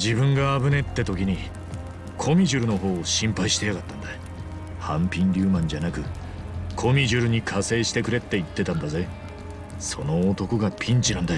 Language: Japanese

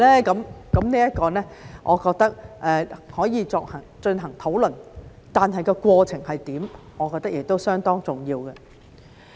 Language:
Cantonese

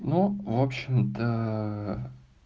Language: Russian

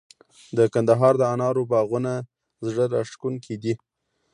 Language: Pashto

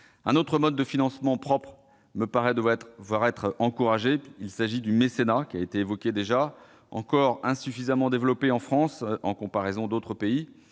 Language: French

